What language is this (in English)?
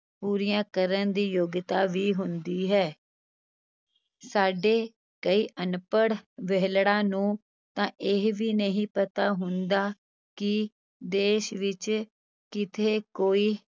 Punjabi